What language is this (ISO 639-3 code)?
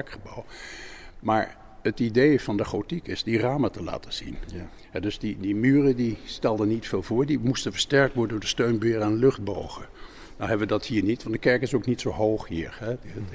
nld